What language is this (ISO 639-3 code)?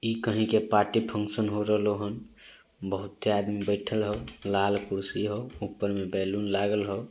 mag